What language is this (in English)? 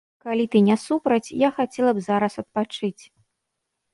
Belarusian